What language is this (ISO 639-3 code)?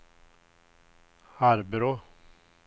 swe